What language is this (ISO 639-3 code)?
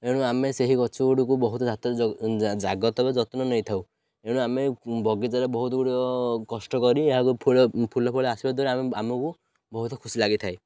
ori